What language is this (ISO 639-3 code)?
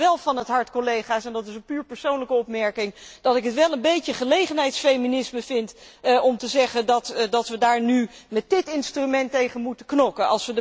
nld